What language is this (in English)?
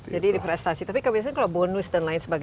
Indonesian